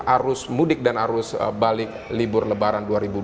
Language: Indonesian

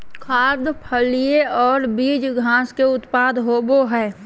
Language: Magahi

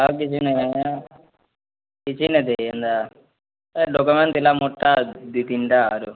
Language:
Odia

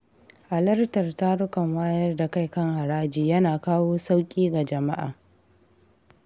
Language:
Hausa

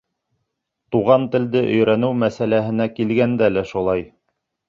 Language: Bashkir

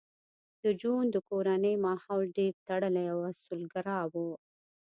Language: Pashto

